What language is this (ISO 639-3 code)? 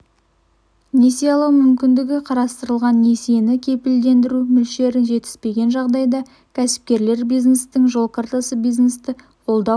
kaz